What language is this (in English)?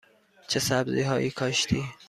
Persian